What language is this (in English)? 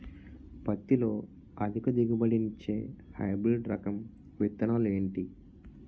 Telugu